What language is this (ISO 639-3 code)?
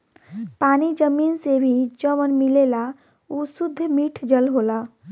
bho